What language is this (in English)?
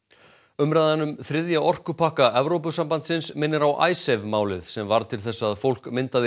Icelandic